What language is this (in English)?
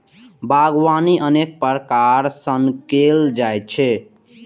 Maithili